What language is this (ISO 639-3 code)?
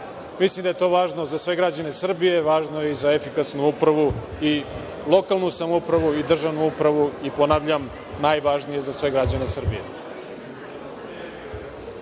srp